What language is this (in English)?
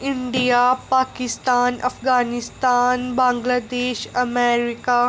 Dogri